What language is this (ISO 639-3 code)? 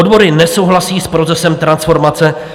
ces